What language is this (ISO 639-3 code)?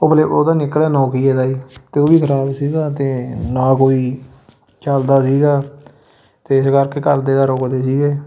pan